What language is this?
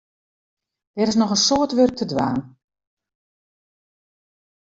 Western Frisian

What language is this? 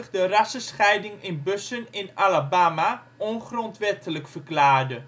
Dutch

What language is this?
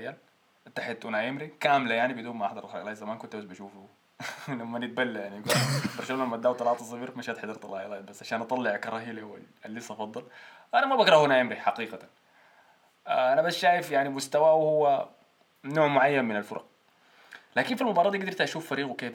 Arabic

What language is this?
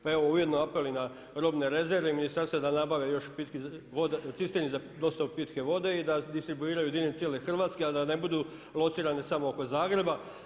Croatian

